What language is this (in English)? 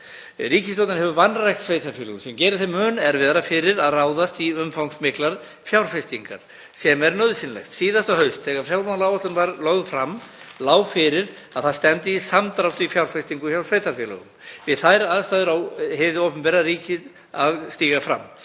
Icelandic